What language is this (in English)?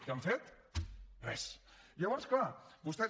Catalan